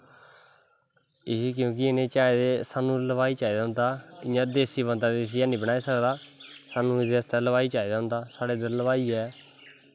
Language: Dogri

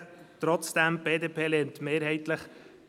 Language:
Swiss German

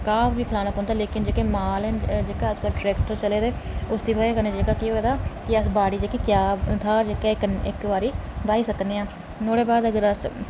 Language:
Dogri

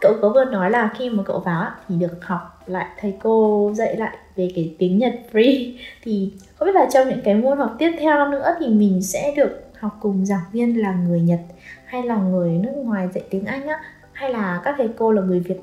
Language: Vietnamese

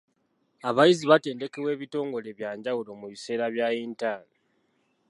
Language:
Ganda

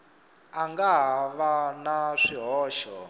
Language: Tsonga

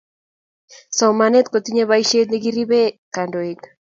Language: Kalenjin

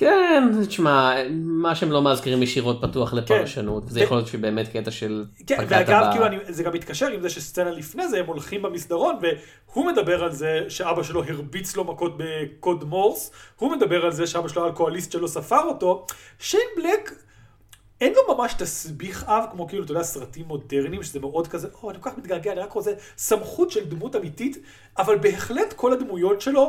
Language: Hebrew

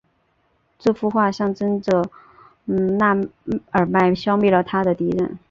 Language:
Chinese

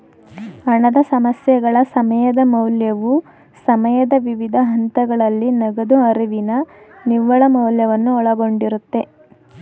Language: Kannada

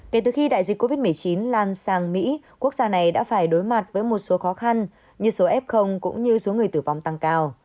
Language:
Vietnamese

